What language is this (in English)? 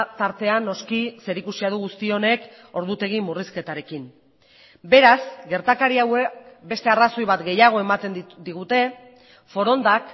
Basque